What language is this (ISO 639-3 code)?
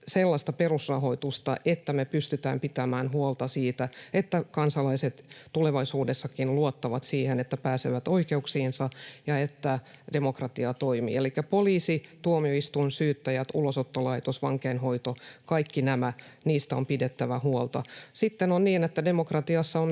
fin